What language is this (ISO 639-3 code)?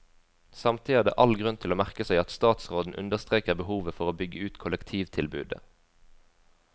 nor